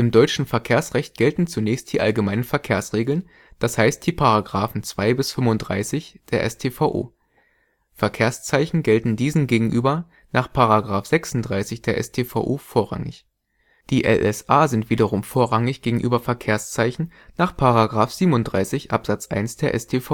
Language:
German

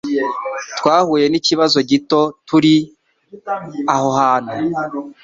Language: Kinyarwanda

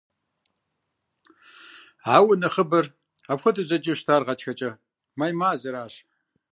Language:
Kabardian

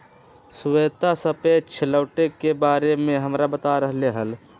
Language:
Magahi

